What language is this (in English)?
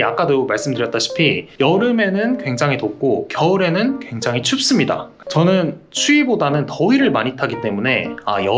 Korean